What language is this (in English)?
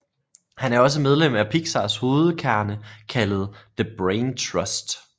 Danish